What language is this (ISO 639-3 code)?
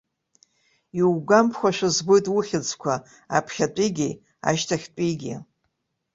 abk